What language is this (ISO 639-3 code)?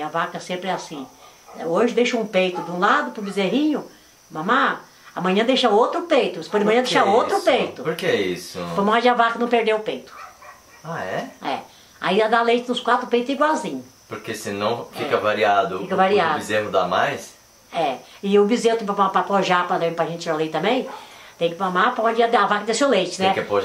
por